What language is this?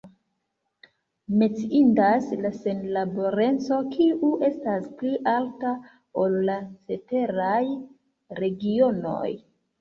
Esperanto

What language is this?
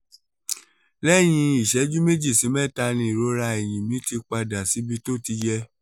Yoruba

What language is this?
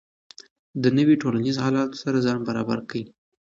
Pashto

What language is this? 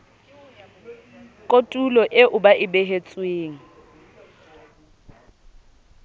Southern Sotho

